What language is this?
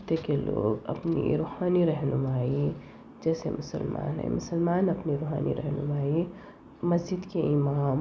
Urdu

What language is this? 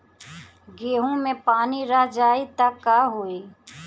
Bhojpuri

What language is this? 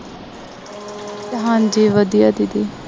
Punjabi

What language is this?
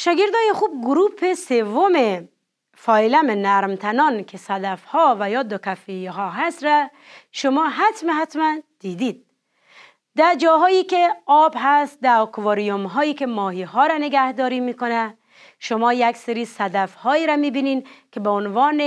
Persian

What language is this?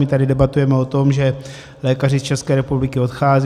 Czech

